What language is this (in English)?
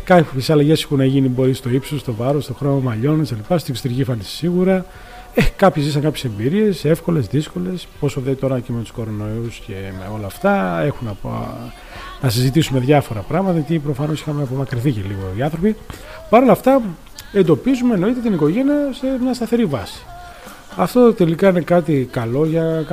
Greek